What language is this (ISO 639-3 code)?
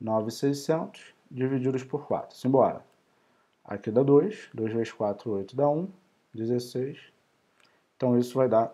por